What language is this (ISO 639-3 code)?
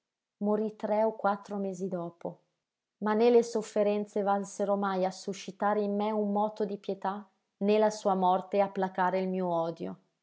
ita